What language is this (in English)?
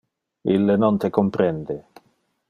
Interlingua